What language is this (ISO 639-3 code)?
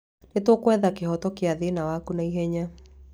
kik